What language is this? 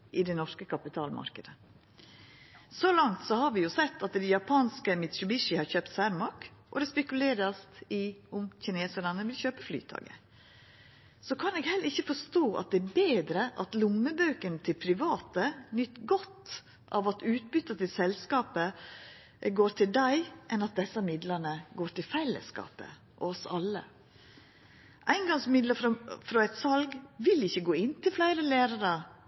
Norwegian Nynorsk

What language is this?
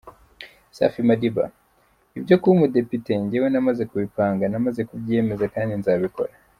Kinyarwanda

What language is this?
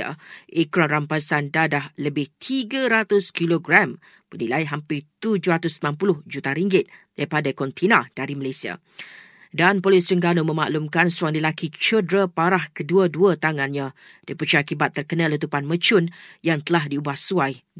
Malay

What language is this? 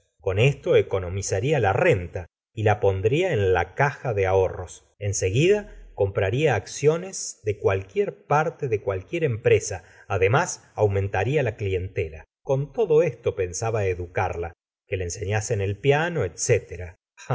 Spanish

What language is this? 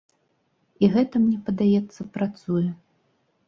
Belarusian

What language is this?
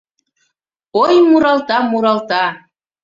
Mari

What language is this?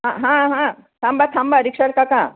Marathi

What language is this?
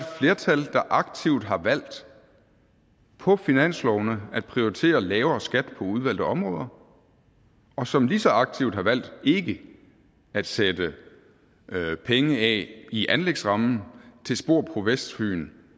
Danish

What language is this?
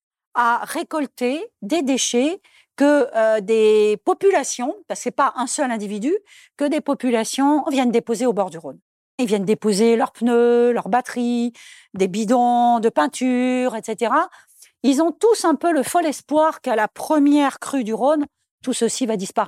French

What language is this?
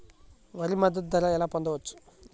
Telugu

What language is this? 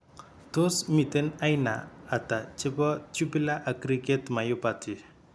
Kalenjin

